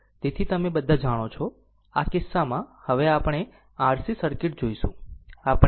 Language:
Gujarati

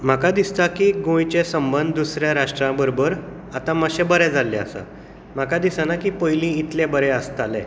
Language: Konkani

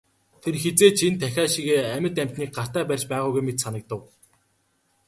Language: Mongolian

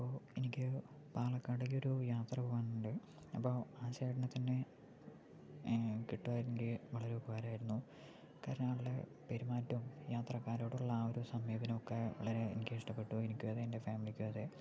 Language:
Malayalam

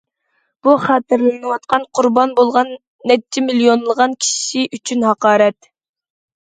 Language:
Uyghur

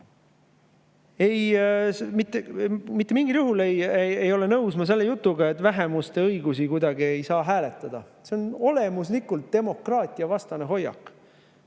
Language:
Estonian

